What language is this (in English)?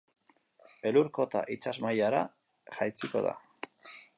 Basque